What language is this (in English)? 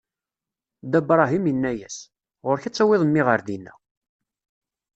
Kabyle